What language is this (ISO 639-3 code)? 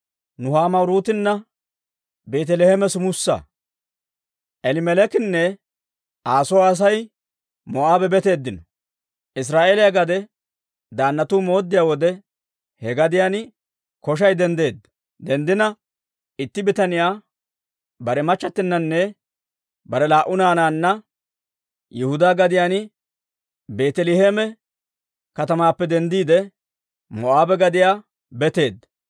dwr